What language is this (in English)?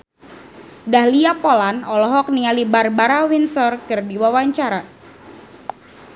Sundanese